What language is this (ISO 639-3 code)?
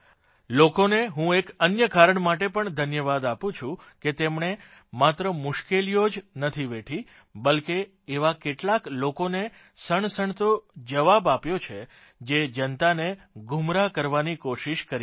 guj